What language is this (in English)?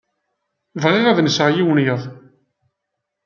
Kabyle